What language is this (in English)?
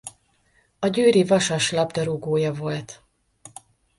Hungarian